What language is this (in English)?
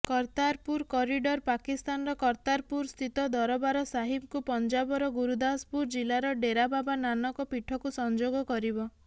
Odia